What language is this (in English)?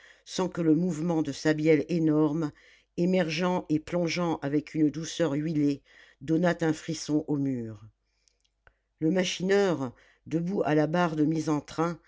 French